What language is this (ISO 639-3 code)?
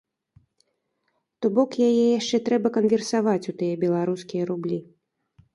bel